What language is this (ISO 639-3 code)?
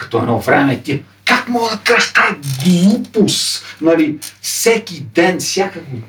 bul